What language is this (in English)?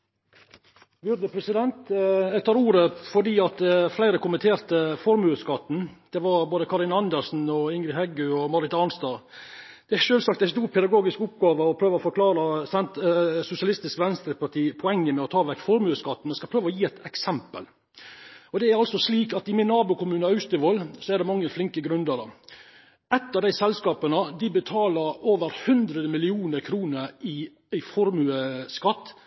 Norwegian